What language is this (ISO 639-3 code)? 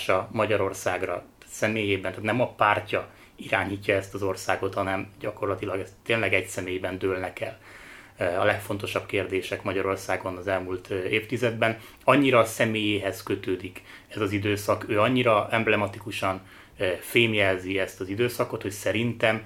hun